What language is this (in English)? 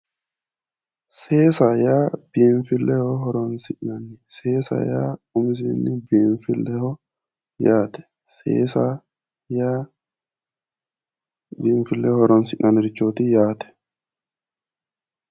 Sidamo